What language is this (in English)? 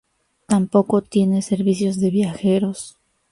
Spanish